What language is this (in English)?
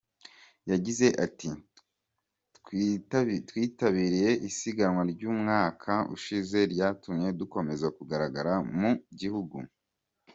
Kinyarwanda